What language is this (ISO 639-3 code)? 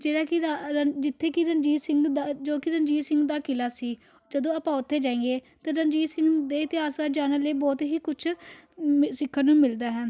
pan